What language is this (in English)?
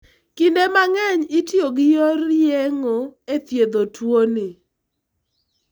Luo (Kenya and Tanzania)